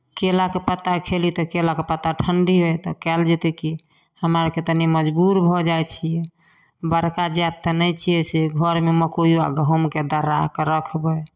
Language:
Maithili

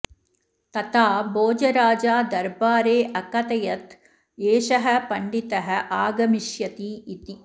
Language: Sanskrit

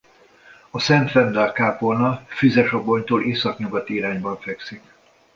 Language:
Hungarian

